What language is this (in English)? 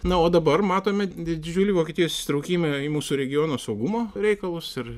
Lithuanian